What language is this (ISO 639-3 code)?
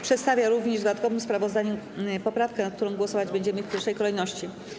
pol